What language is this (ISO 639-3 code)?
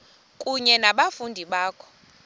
xho